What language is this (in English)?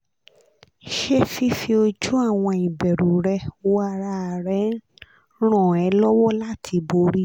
Yoruba